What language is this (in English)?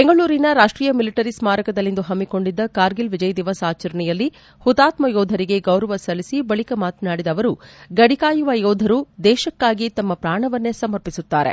Kannada